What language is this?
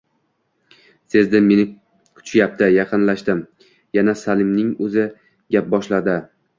Uzbek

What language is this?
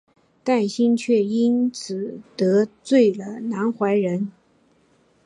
Chinese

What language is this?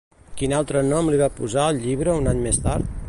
Catalan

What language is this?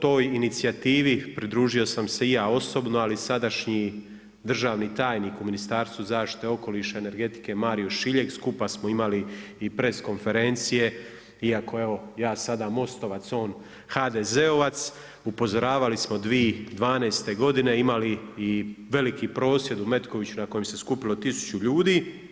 Croatian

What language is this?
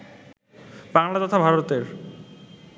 Bangla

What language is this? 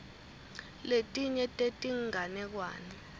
Swati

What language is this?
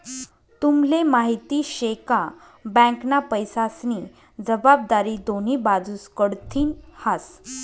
Marathi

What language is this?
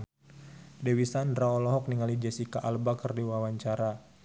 Sundanese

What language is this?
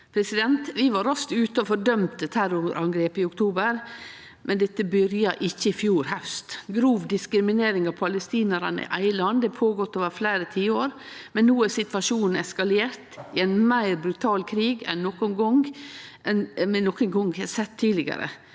Norwegian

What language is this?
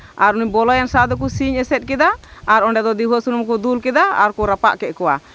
Santali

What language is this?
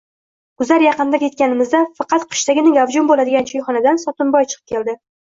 Uzbek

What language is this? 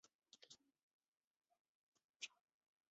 Chinese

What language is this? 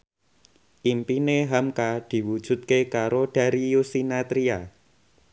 Javanese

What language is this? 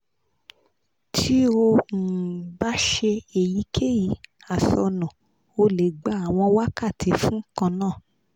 Yoruba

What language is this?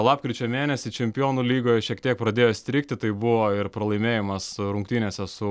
Lithuanian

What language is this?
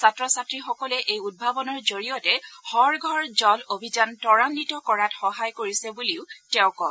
Assamese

